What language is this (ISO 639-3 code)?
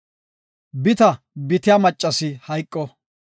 gof